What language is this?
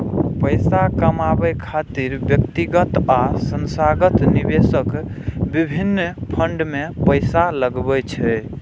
Maithili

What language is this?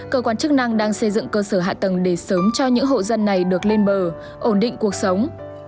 Vietnamese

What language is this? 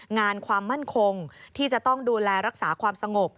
Thai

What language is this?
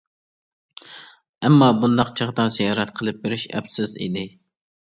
Uyghur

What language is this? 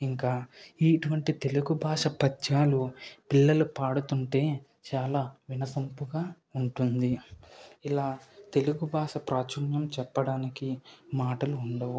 Telugu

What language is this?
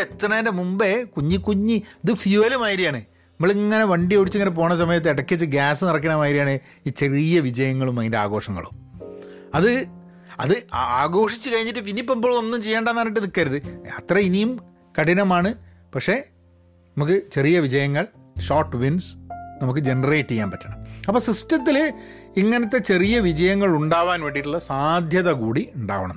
Malayalam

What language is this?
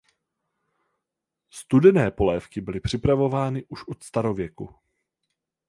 Czech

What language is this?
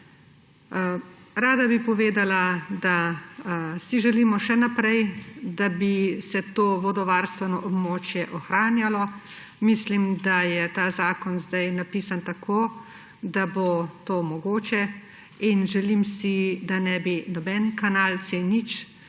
Slovenian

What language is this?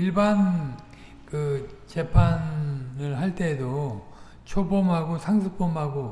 Korean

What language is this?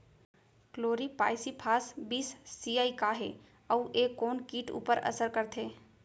Chhattisgarhi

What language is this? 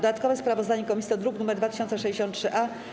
Polish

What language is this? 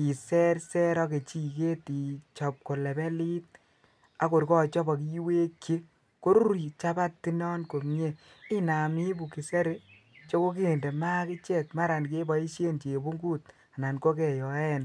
Kalenjin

